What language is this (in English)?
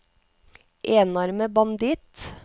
Norwegian